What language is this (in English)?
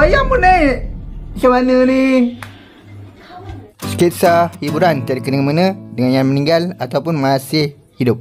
Malay